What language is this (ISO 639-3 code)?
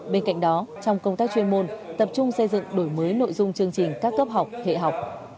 vie